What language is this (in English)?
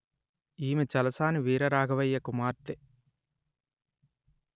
Telugu